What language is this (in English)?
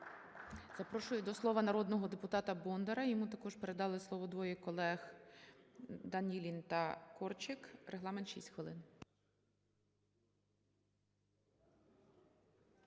Ukrainian